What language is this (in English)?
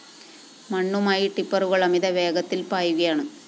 Malayalam